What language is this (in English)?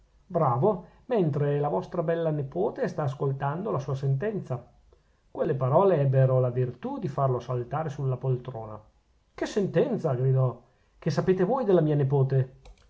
Italian